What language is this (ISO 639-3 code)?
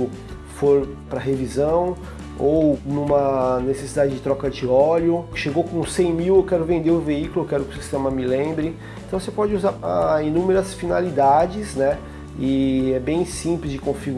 por